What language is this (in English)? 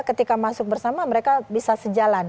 Indonesian